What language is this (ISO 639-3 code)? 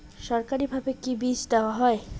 ben